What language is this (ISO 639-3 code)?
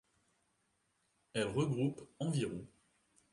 fra